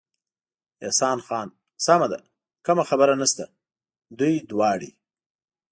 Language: Pashto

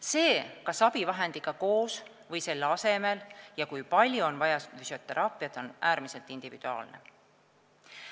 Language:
Estonian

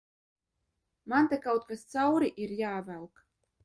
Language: Latvian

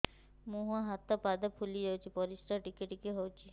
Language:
Odia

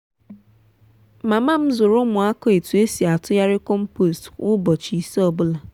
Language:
Igbo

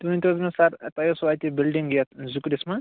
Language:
Kashmiri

